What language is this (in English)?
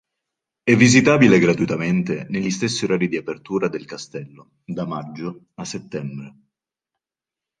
Italian